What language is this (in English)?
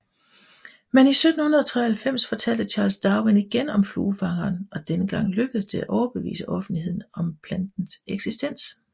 Danish